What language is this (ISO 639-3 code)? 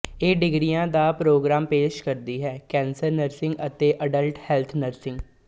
pan